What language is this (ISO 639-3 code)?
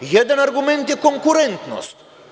srp